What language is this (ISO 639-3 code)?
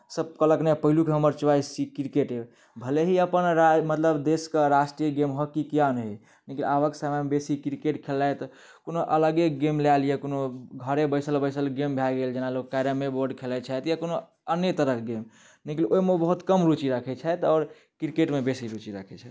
mai